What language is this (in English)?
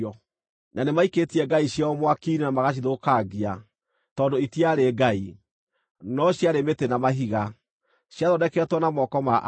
Kikuyu